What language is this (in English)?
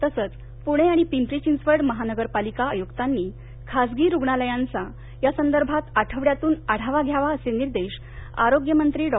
Marathi